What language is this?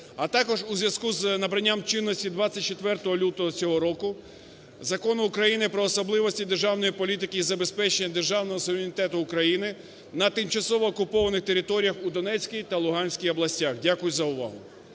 Ukrainian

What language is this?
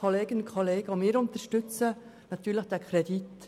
Swiss German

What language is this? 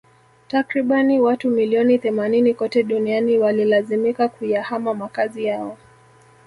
Swahili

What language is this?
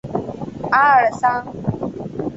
Chinese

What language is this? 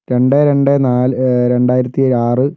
Malayalam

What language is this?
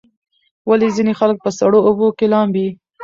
Pashto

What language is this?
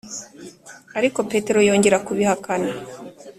Kinyarwanda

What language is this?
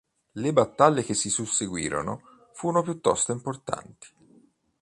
Italian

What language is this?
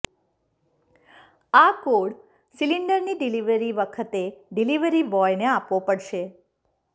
Gujarati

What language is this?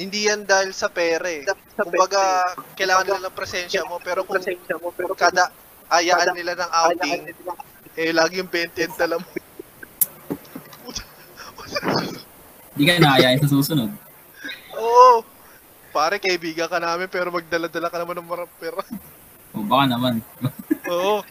Filipino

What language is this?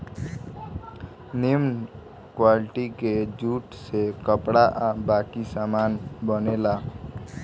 Bhojpuri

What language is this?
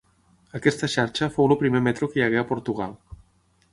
Catalan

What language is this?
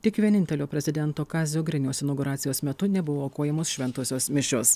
Lithuanian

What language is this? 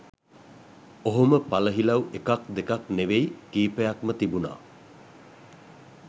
Sinhala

